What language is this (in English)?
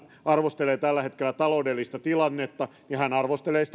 Finnish